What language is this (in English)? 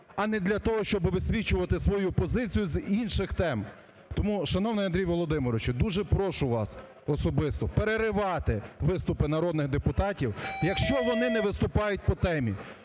Ukrainian